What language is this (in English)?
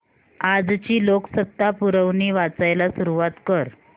Marathi